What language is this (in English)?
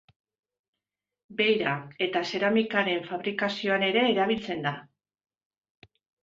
Basque